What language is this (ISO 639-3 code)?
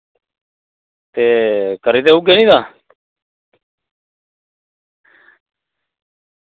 doi